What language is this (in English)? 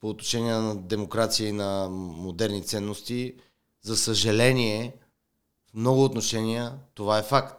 Bulgarian